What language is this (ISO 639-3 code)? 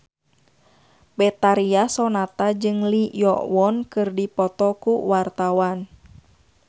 sun